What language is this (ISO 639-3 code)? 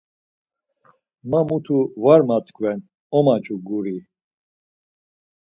lzz